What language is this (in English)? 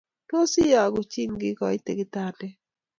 Kalenjin